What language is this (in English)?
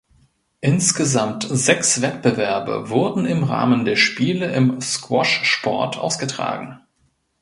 German